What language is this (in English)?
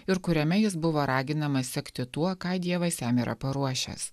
Lithuanian